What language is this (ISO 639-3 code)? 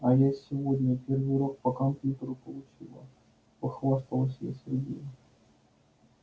rus